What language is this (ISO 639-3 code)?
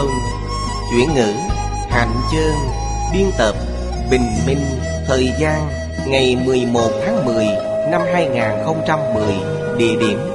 vie